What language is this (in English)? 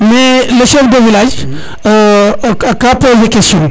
Serer